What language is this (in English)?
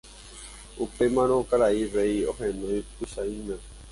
Guarani